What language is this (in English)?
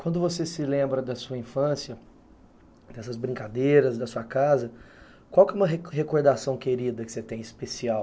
Portuguese